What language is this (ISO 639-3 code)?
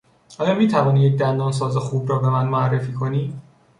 fas